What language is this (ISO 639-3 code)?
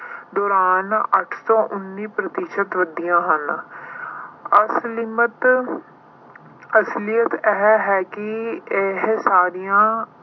pan